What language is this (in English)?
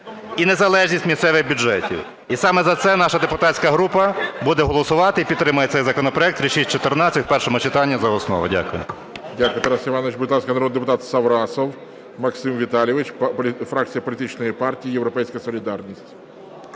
Ukrainian